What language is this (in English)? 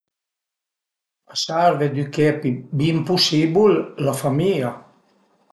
Piedmontese